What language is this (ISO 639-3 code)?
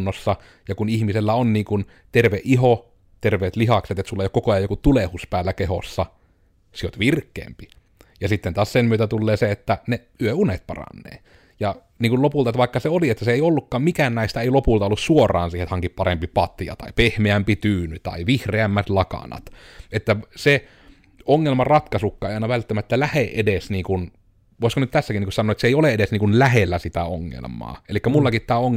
fin